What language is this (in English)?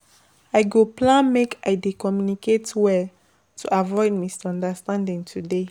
Nigerian Pidgin